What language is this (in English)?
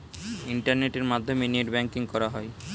Bangla